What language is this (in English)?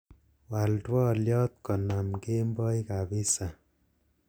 Kalenjin